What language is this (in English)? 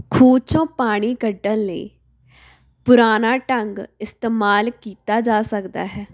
Punjabi